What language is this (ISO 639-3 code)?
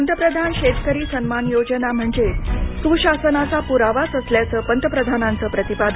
mar